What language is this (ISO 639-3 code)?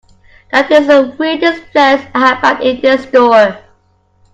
eng